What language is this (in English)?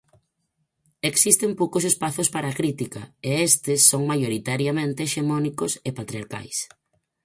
Galician